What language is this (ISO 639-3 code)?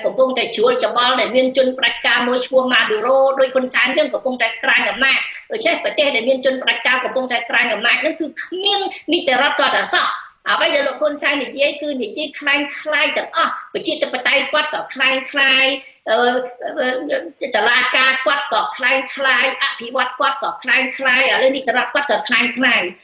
tha